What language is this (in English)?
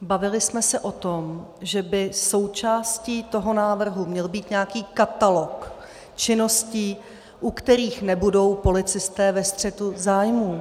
Czech